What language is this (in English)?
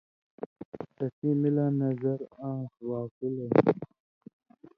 Indus Kohistani